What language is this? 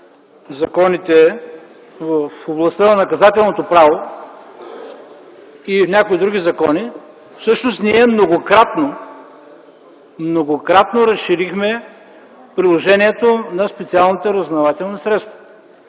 Bulgarian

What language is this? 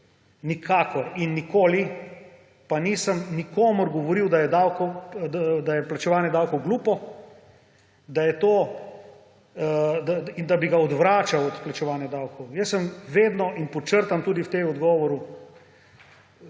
Slovenian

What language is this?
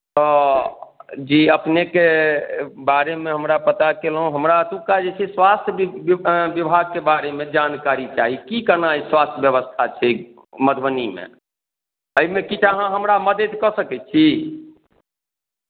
Maithili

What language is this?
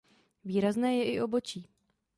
Czech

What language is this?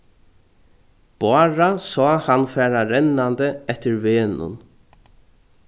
Faroese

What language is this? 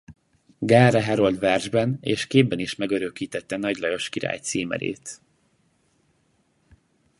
Hungarian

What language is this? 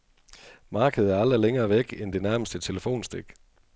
Danish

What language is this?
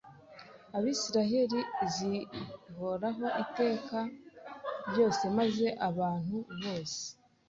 Kinyarwanda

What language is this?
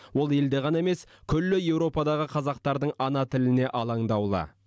Kazakh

